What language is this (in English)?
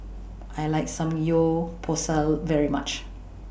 English